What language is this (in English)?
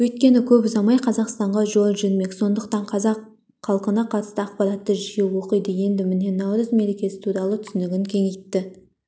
Kazakh